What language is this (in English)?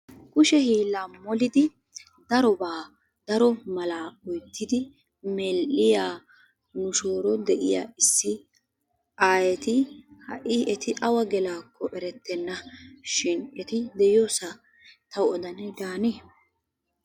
Wolaytta